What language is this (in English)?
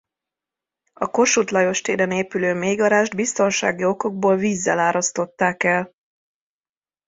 Hungarian